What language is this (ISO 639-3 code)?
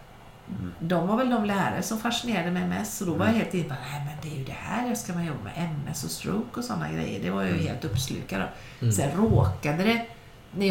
swe